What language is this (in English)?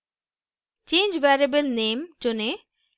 Hindi